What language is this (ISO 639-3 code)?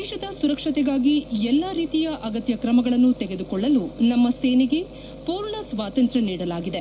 kan